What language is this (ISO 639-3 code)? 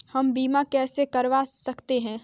hin